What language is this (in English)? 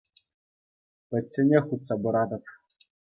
Chuvash